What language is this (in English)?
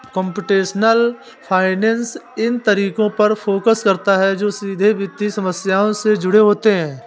Hindi